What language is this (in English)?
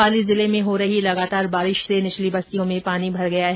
Hindi